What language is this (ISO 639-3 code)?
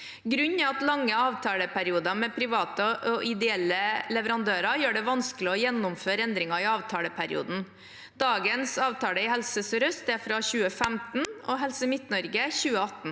nor